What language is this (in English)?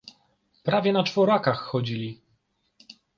Polish